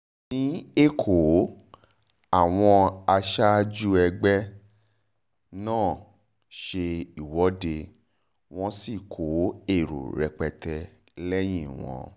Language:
Yoruba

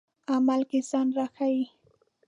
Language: Pashto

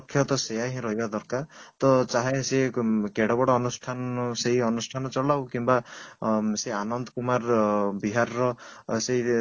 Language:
Odia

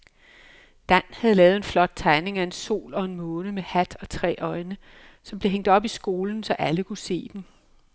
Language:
Danish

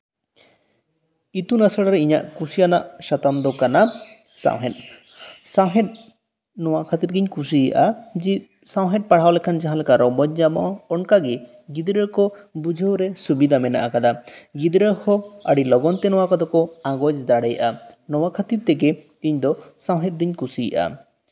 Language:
Santali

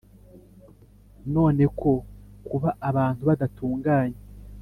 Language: Kinyarwanda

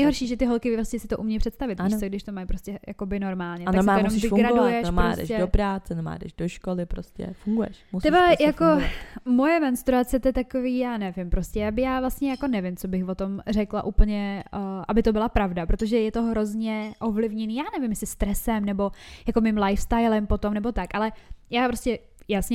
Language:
Czech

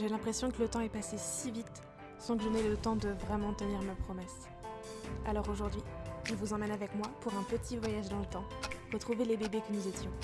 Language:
French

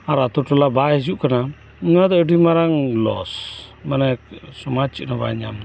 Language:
Santali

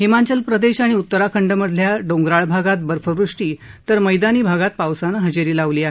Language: Marathi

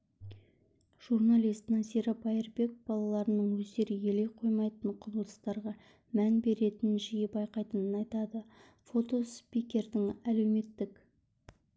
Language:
Kazakh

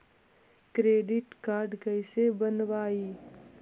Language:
Magahi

